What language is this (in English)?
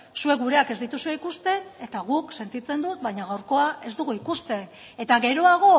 Basque